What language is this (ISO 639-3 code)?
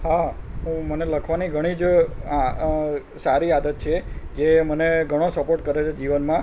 guj